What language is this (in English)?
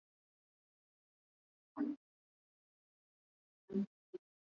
Swahili